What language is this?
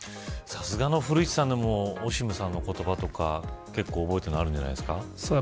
Japanese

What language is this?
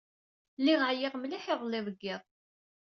Kabyle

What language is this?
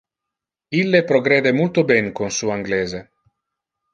Interlingua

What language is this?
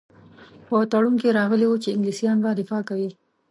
Pashto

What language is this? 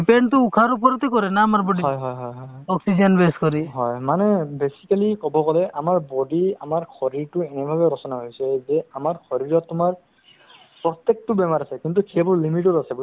Assamese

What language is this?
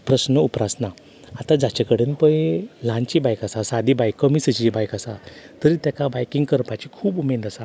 Konkani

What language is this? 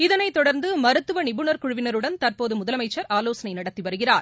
Tamil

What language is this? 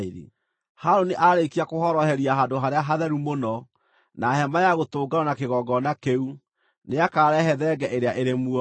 Kikuyu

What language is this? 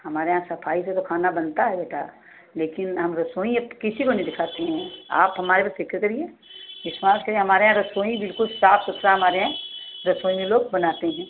Hindi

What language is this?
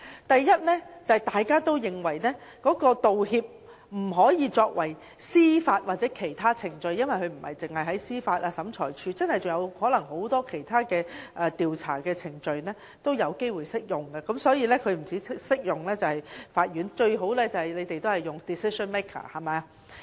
Cantonese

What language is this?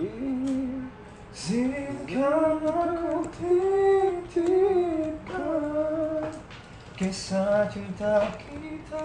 Indonesian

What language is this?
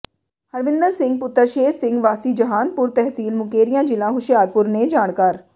Punjabi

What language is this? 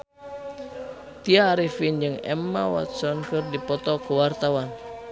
Sundanese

